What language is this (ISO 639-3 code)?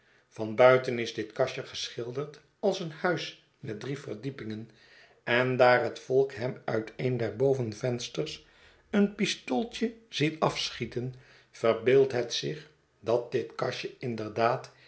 nld